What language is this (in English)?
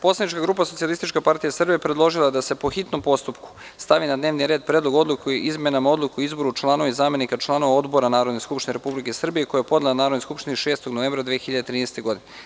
Serbian